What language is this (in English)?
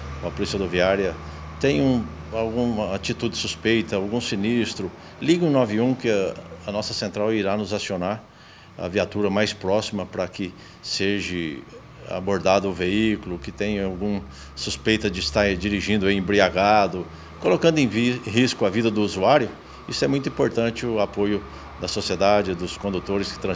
Portuguese